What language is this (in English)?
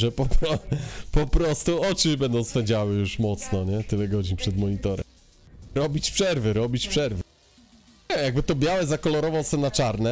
Polish